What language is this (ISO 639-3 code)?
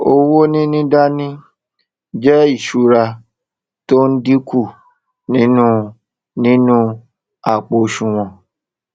yor